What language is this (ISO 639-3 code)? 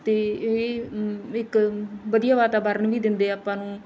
pan